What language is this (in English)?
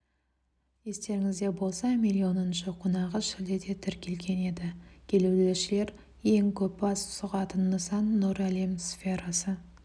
Kazakh